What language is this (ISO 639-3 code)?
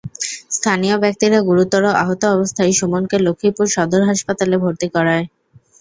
ben